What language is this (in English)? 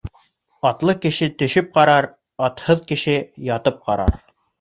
Bashkir